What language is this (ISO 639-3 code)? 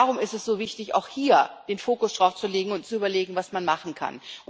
deu